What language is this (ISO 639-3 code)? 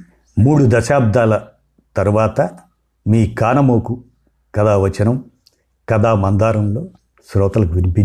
tel